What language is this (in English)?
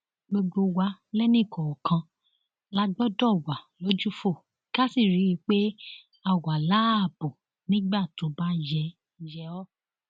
Yoruba